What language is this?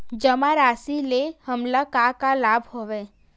Chhattisgarhi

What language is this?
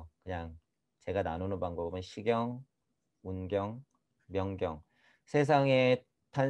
Korean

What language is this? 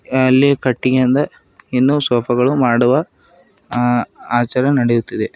Kannada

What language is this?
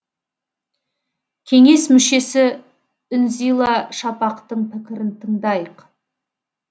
Kazakh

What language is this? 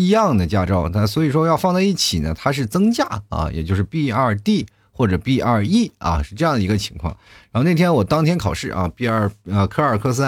Chinese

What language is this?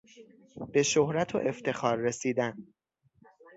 Persian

